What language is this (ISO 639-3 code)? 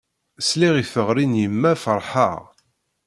kab